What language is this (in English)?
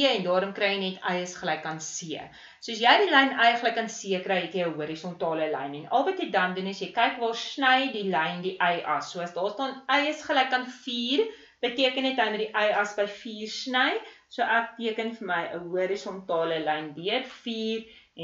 Dutch